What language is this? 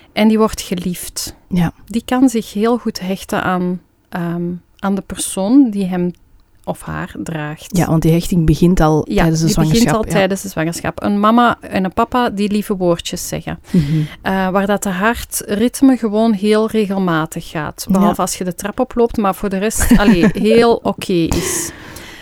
Dutch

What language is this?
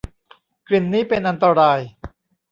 Thai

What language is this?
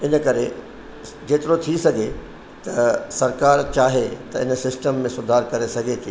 Sindhi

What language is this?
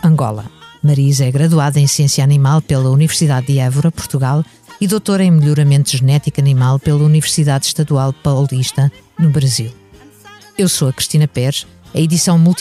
Portuguese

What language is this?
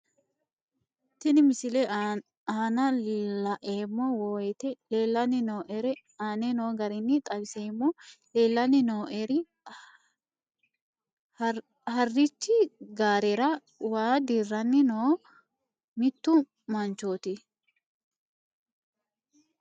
Sidamo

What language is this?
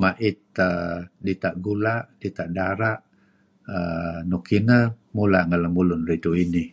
Kelabit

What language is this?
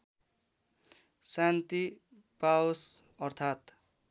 Nepali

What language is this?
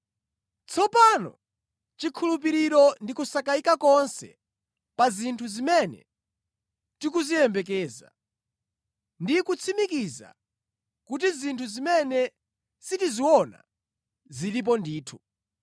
Nyanja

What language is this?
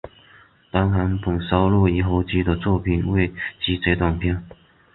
Chinese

